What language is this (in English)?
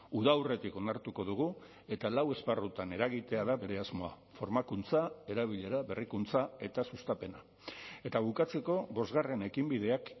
Basque